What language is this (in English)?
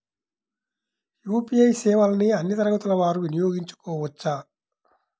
Telugu